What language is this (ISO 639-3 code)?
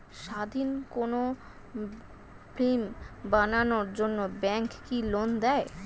ben